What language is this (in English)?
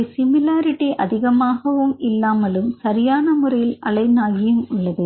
Tamil